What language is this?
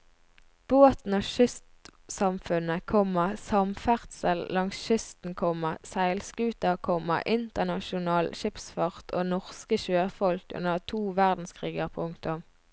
Norwegian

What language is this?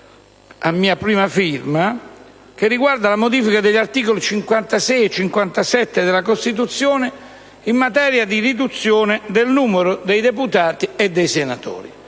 Italian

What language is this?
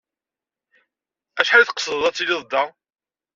Kabyle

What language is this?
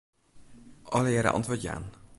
Western Frisian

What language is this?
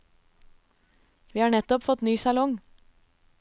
Norwegian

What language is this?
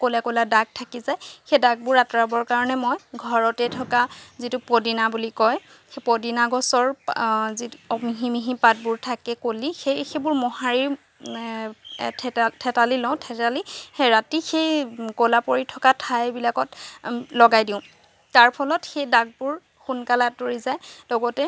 Assamese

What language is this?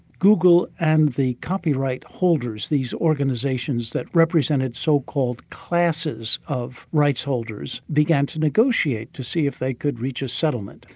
English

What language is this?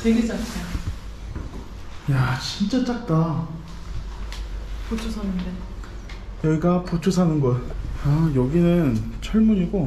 Korean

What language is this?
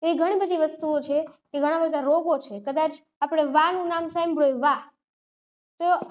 Gujarati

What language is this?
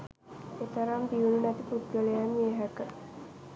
Sinhala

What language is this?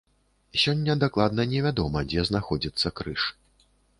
Belarusian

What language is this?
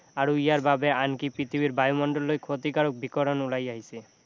Assamese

